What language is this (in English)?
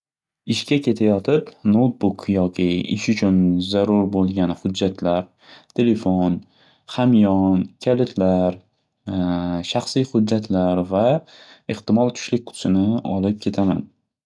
Uzbek